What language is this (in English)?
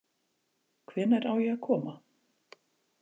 Icelandic